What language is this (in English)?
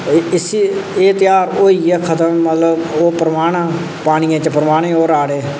Dogri